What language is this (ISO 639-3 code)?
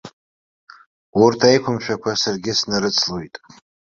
abk